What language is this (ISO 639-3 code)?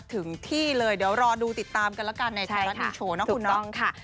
tha